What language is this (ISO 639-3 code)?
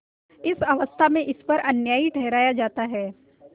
hin